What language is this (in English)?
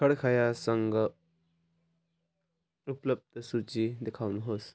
Nepali